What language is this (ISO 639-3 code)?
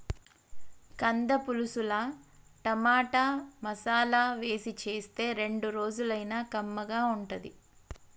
tel